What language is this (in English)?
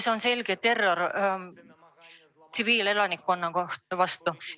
Estonian